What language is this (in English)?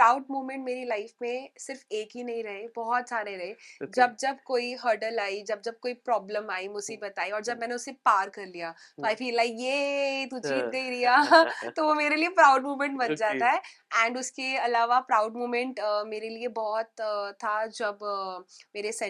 Punjabi